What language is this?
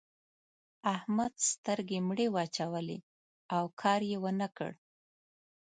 Pashto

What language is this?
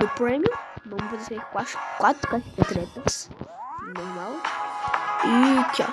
Portuguese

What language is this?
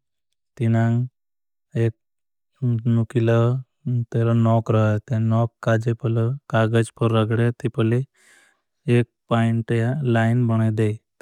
Bhili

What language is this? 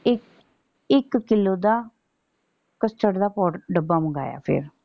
Punjabi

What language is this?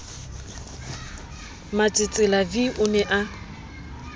Southern Sotho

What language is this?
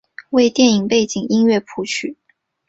Chinese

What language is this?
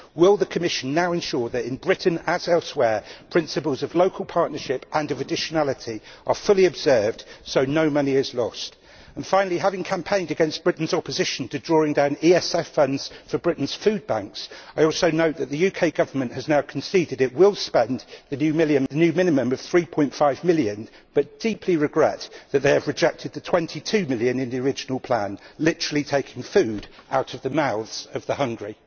English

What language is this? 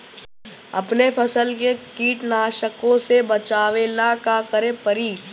Bhojpuri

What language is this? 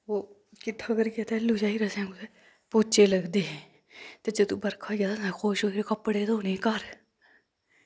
Dogri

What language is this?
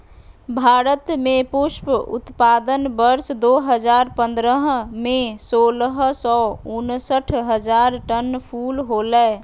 Magahi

